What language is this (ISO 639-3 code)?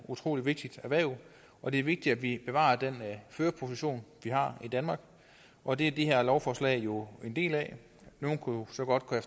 dan